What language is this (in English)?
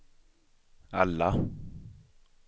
Swedish